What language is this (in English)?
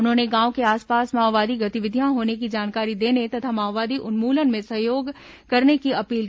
Hindi